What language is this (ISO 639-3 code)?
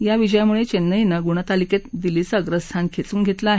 mar